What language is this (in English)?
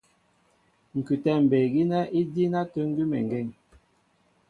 Mbo (Cameroon)